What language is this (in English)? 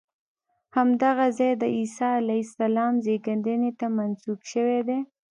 Pashto